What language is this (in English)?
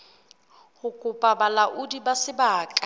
Southern Sotho